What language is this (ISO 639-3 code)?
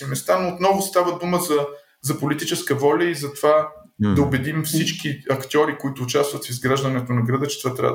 bul